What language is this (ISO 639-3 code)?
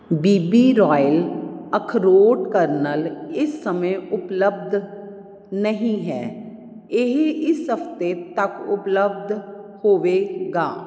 pan